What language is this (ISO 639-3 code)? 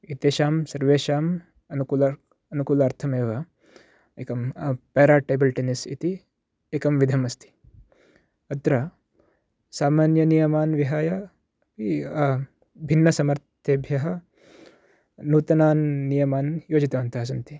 san